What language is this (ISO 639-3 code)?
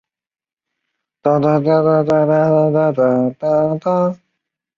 zho